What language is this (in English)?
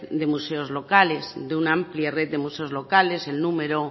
Spanish